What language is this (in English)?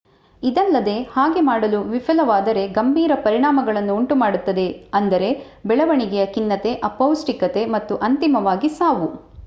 Kannada